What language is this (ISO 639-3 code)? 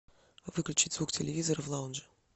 rus